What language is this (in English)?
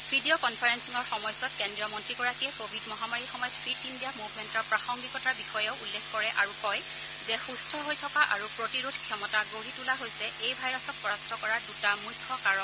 Assamese